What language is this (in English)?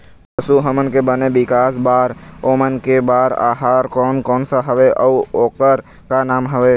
Chhattisgarhi